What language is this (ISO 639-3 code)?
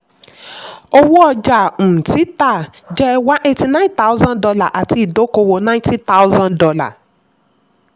yor